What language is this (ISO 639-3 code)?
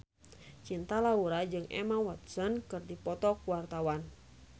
sun